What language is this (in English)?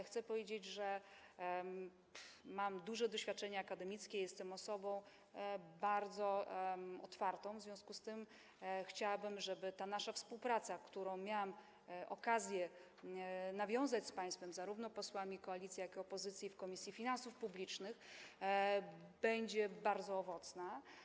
Polish